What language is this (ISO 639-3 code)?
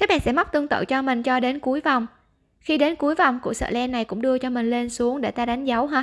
vie